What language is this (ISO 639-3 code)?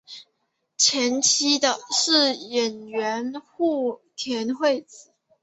zho